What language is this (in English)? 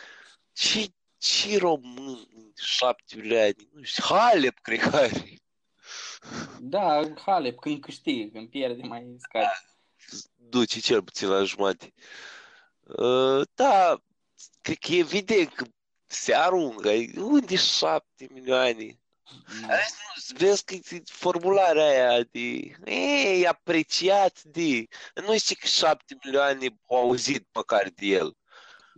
Romanian